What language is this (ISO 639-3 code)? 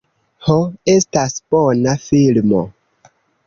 epo